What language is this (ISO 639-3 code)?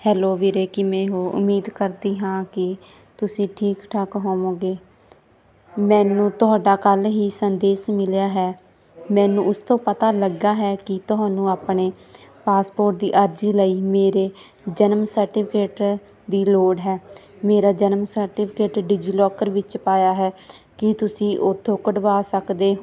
pan